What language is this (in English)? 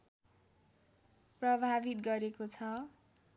Nepali